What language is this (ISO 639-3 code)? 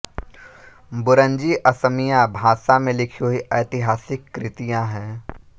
hin